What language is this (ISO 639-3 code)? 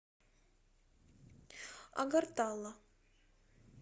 rus